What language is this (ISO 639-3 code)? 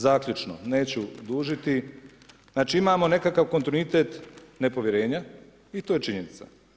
hrv